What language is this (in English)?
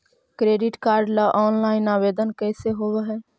Magahi